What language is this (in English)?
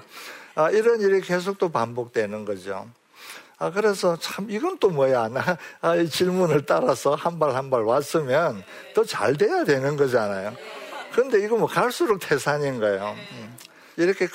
Korean